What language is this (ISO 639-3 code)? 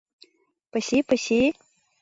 chm